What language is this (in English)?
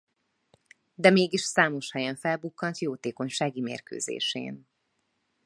Hungarian